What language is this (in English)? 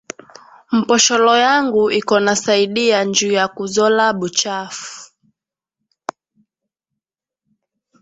Swahili